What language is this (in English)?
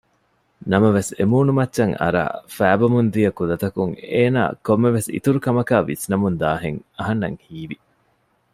Divehi